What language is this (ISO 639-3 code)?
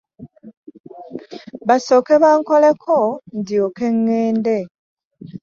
lug